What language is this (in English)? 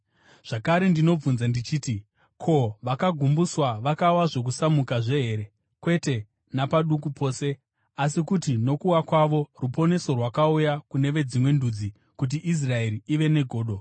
Shona